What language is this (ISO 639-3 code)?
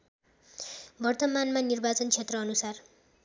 nep